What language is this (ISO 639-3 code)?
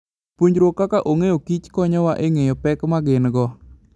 luo